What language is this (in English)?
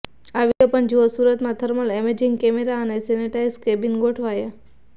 Gujarati